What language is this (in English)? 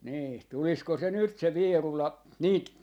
Finnish